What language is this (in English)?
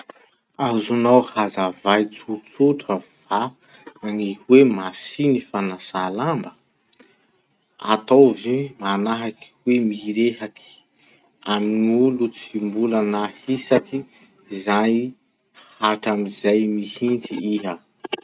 Masikoro Malagasy